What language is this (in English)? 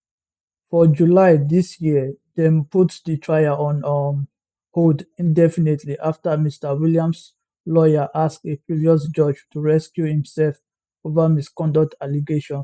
Nigerian Pidgin